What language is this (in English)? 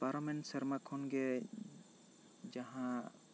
Santali